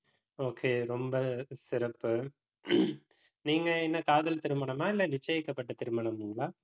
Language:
Tamil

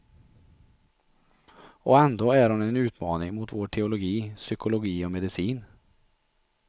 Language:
Swedish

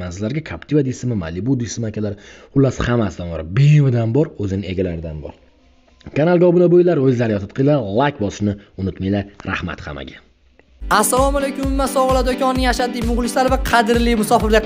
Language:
Turkish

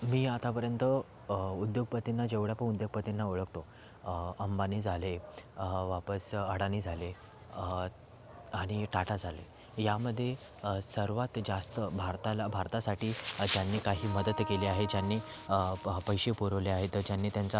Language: Marathi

